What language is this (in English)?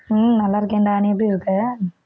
Tamil